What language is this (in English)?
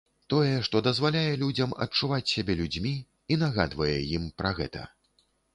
Belarusian